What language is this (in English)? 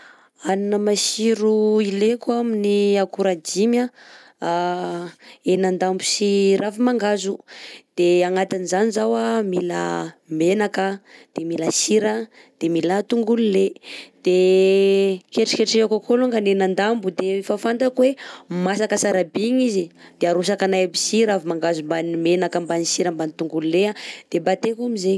Southern Betsimisaraka Malagasy